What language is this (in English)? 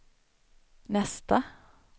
Swedish